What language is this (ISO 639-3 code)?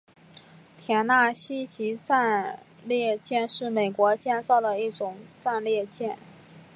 zho